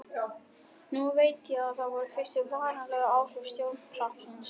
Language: Icelandic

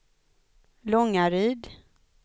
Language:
Swedish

